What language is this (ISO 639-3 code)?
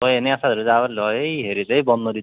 asm